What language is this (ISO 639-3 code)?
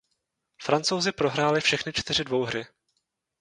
ces